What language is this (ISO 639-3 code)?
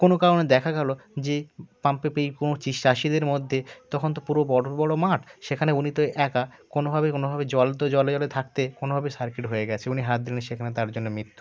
ben